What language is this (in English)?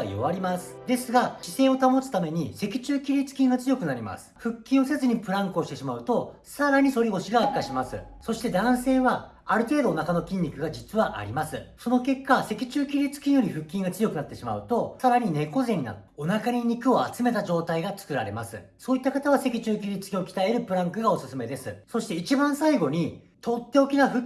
Japanese